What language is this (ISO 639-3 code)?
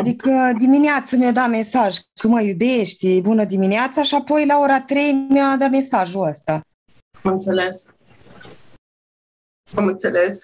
ron